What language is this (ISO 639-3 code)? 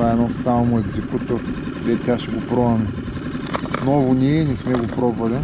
bul